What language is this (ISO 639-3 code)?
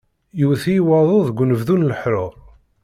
kab